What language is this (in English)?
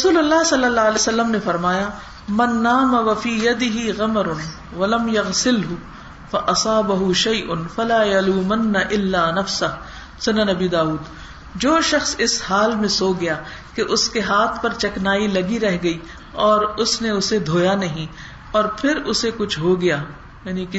Urdu